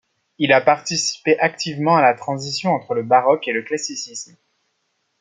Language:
French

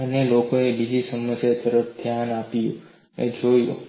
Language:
Gujarati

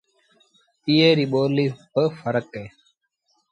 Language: Sindhi Bhil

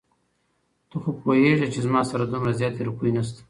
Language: Pashto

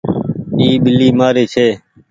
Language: Goaria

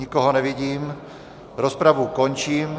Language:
Czech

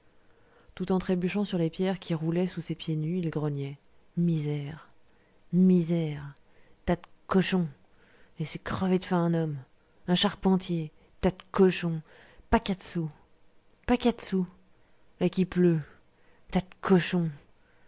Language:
French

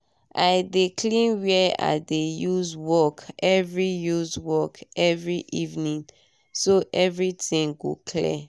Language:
Nigerian Pidgin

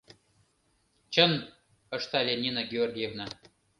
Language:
Mari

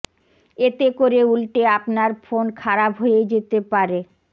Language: Bangla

